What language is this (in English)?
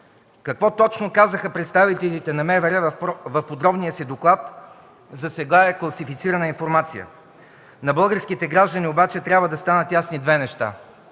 Bulgarian